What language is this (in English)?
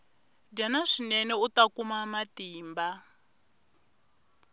Tsonga